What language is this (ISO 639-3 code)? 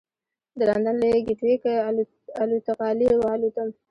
pus